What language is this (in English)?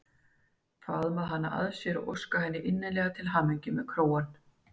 Icelandic